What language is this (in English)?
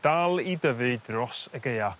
Welsh